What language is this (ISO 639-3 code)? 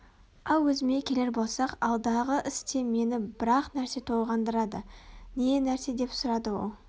kaz